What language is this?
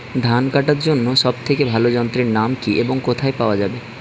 Bangla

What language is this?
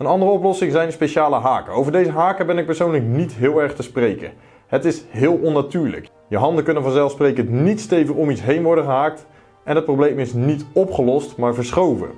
Dutch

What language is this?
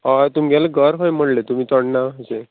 Konkani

